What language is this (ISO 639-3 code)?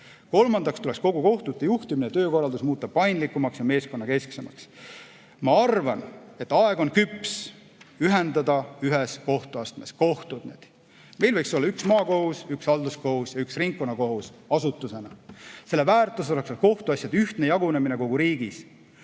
est